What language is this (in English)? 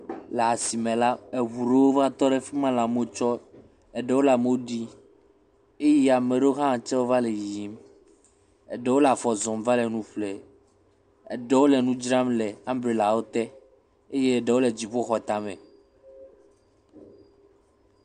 Ewe